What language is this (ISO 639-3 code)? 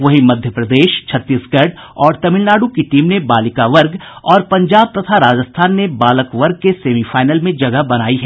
hin